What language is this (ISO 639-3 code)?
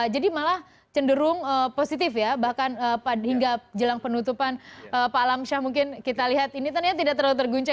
ind